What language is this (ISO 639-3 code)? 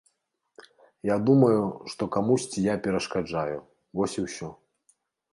bel